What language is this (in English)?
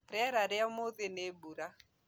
Kikuyu